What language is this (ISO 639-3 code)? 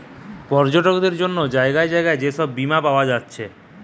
ben